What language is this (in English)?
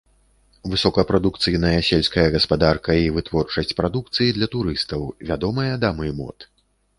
Belarusian